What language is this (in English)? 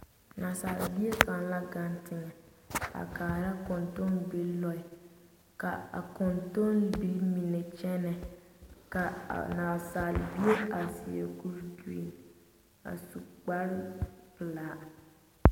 Southern Dagaare